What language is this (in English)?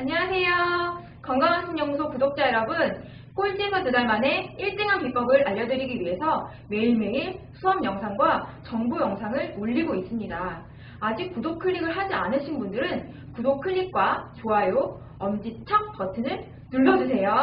Korean